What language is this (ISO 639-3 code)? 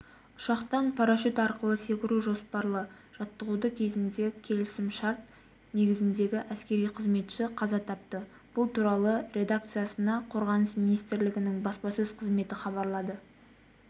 kaz